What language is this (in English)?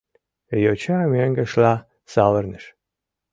Mari